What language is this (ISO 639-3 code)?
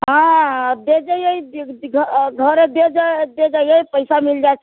mai